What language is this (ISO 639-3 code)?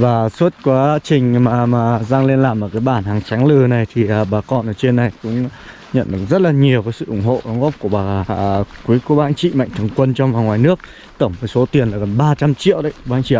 vie